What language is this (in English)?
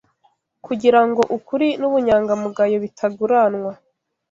Kinyarwanda